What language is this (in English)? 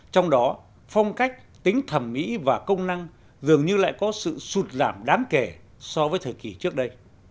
Vietnamese